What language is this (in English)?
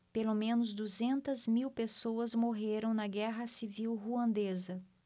Portuguese